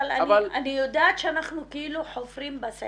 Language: Hebrew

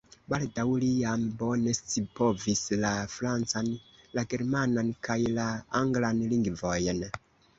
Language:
Esperanto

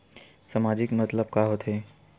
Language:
Chhattisgarhi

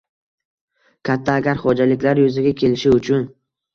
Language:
Uzbek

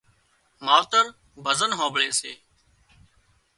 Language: Wadiyara Koli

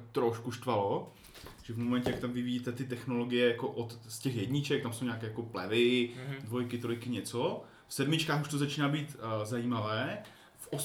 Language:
Czech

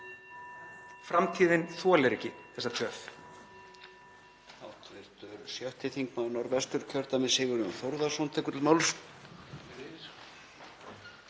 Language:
Icelandic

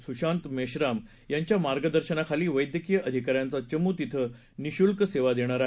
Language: Marathi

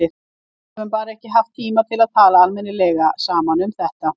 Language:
Icelandic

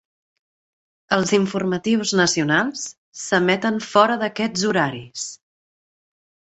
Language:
Catalan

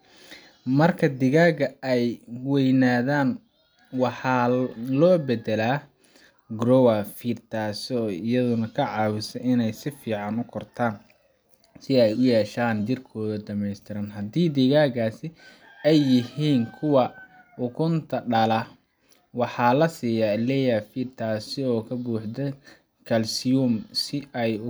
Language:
Somali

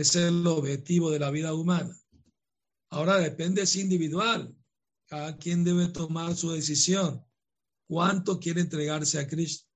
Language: Spanish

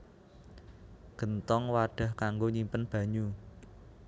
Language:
Javanese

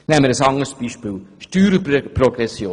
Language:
Swiss German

